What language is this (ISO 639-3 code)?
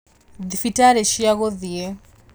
kik